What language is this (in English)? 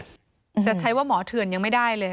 Thai